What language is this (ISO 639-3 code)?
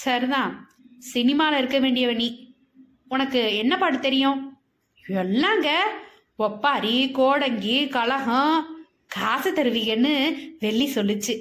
tam